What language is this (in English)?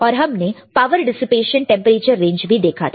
Hindi